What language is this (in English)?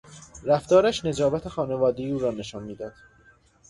Persian